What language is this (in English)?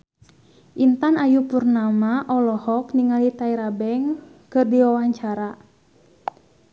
Sundanese